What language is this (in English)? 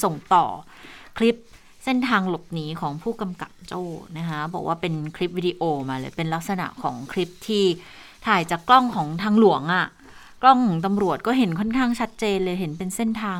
Thai